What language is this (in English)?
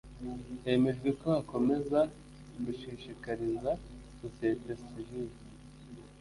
Kinyarwanda